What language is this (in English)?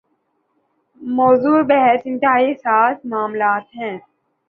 Urdu